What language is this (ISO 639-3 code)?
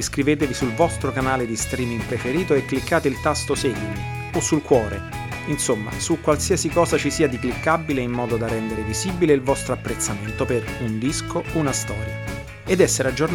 ita